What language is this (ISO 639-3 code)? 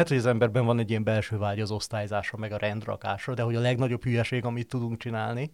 hun